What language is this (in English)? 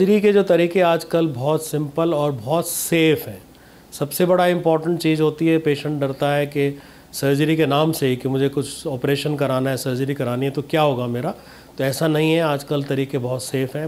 Hindi